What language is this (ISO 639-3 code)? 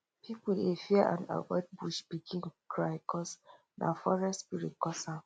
pcm